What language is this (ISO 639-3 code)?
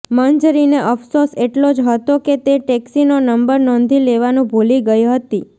guj